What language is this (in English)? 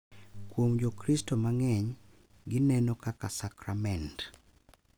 Luo (Kenya and Tanzania)